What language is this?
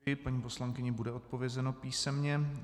Czech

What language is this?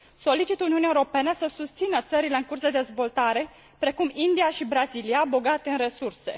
Romanian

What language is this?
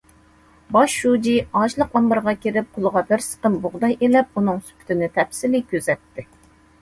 Uyghur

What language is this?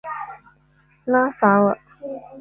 Chinese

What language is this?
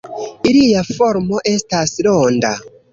Esperanto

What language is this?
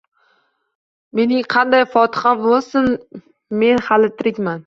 Uzbek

